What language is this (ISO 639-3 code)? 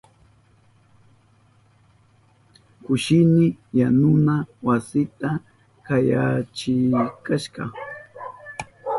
qup